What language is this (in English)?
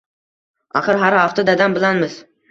Uzbek